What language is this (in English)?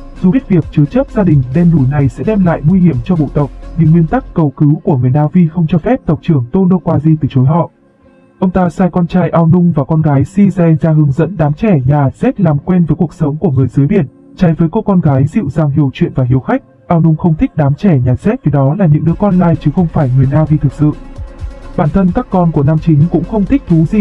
Vietnamese